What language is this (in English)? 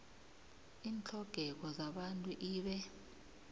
South Ndebele